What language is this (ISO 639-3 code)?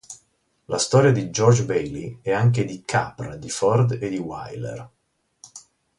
ita